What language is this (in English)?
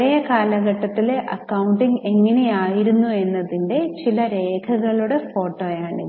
Malayalam